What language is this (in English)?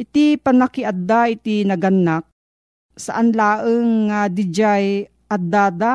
Filipino